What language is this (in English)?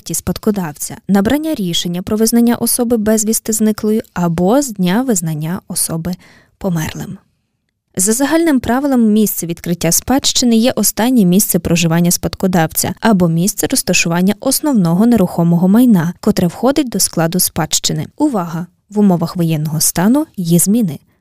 Ukrainian